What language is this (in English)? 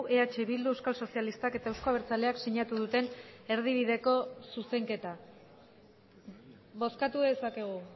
Basque